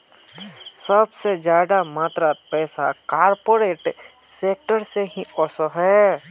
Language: Magahi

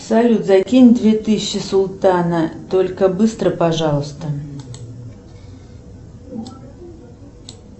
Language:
Russian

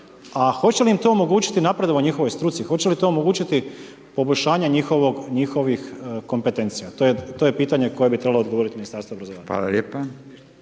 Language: Croatian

